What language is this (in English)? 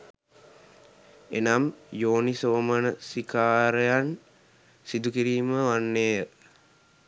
Sinhala